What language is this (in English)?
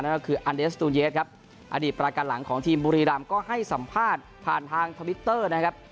Thai